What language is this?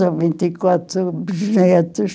Portuguese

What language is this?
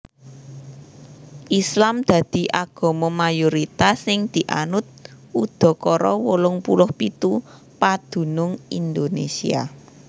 Javanese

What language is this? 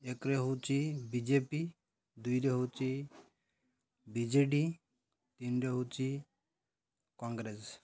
Odia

